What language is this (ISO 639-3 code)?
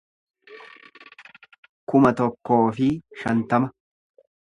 orm